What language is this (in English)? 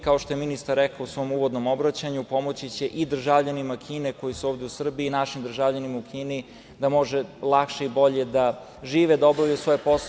Serbian